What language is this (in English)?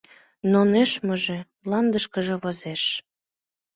Mari